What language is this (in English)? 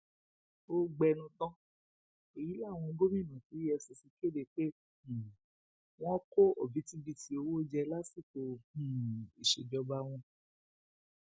Yoruba